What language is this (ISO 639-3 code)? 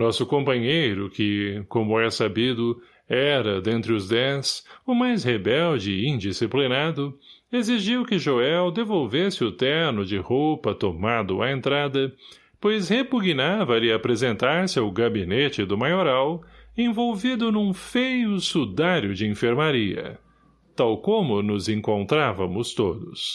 por